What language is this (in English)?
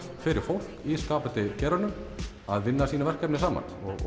Icelandic